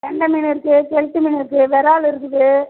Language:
Tamil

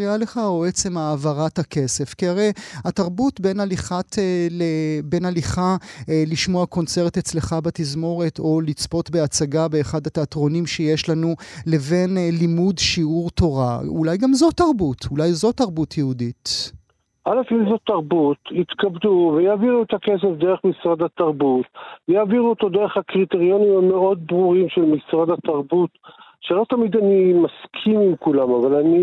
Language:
Hebrew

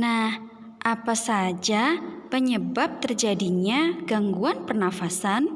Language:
Indonesian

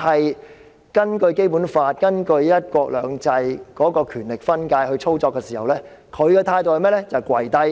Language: Cantonese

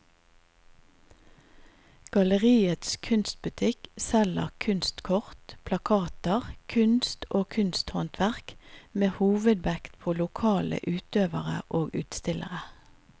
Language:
Norwegian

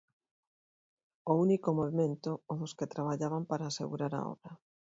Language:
Galician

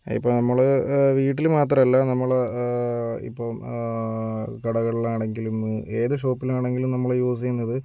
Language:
Malayalam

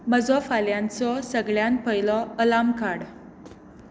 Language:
Konkani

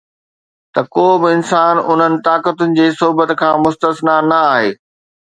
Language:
Sindhi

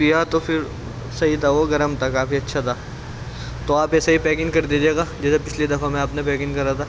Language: Urdu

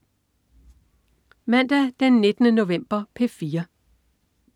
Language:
Danish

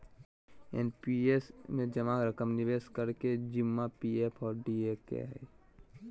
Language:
Magahi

